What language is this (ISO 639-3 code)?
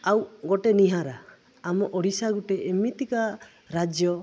ori